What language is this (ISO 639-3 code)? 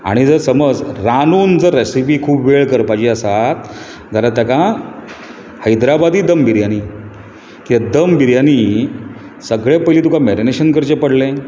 kok